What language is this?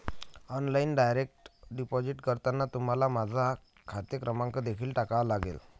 Marathi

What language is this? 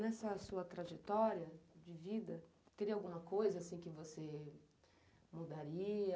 Portuguese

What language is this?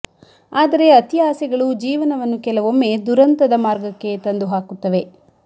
Kannada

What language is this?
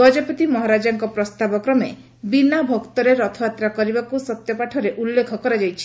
Odia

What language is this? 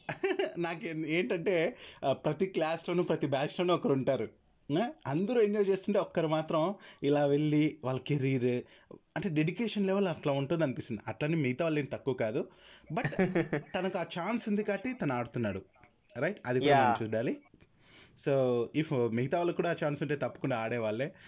Telugu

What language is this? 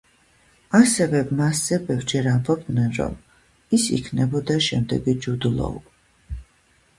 Georgian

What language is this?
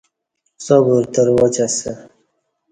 Kati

